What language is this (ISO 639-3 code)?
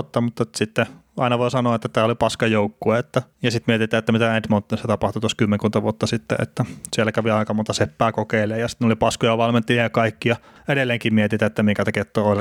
fin